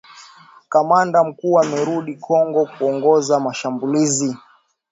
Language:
Swahili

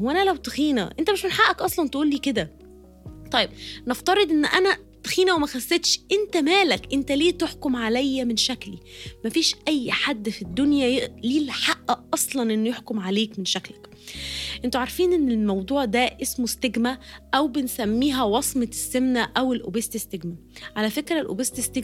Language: Arabic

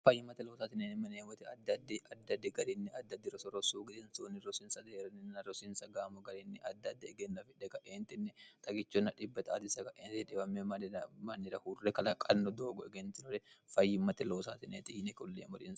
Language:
Sidamo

